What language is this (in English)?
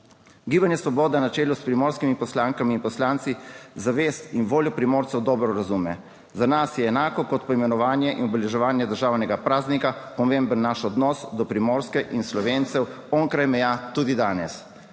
Slovenian